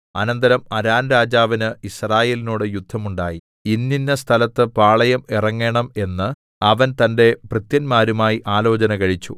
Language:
Malayalam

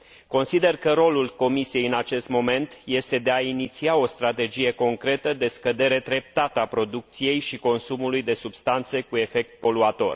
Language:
Romanian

